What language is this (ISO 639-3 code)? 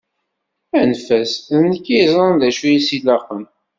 kab